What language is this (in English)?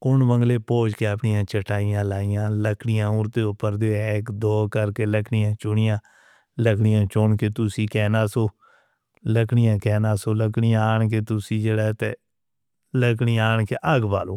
Northern Hindko